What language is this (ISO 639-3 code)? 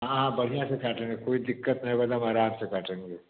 hin